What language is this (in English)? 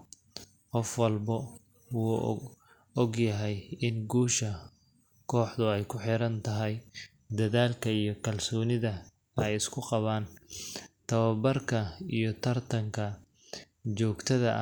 Somali